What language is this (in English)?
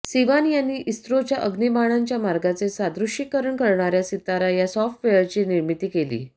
Marathi